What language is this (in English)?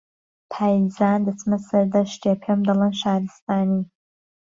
Central Kurdish